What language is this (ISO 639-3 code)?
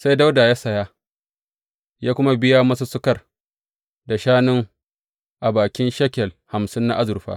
hau